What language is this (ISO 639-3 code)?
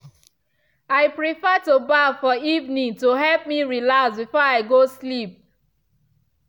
pcm